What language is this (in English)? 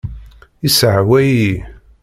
Kabyle